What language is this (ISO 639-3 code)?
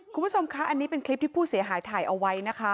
tha